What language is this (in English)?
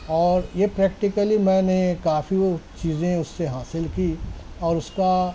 Urdu